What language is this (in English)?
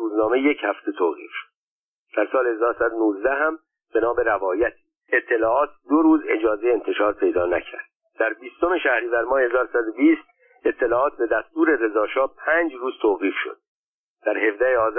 Persian